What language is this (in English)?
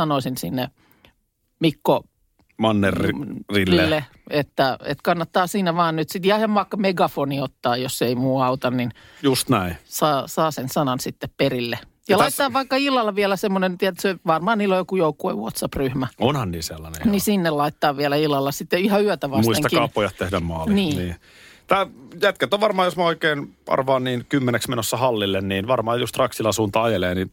Finnish